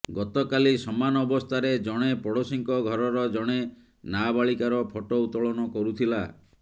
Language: Odia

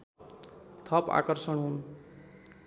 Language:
Nepali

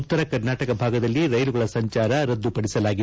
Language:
Kannada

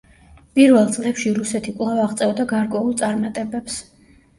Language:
Georgian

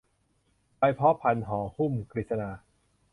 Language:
Thai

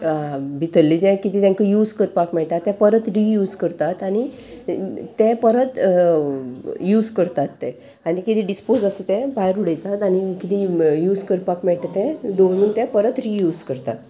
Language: Konkani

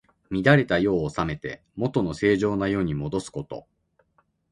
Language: Japanese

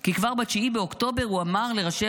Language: Hebrew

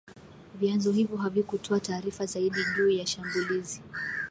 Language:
Swahili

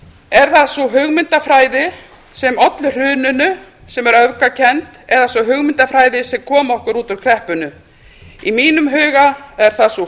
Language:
Icelandic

